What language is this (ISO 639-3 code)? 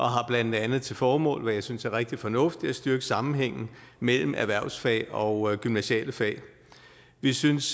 dan